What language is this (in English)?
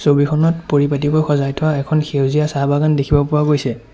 Assamese